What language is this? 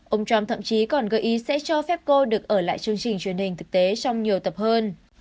Vietnamese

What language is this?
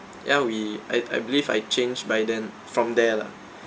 English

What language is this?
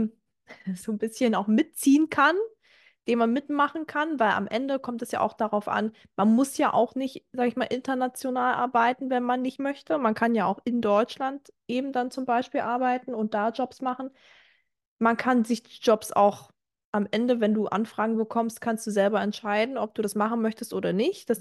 German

